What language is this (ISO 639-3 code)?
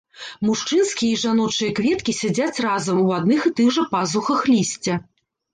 bel